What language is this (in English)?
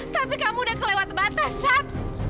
Indonesian